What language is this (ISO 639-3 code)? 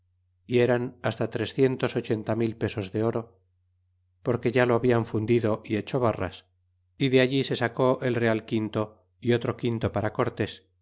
spa